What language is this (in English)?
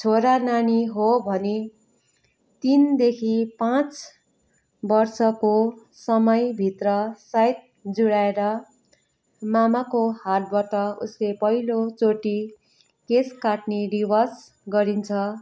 Nepali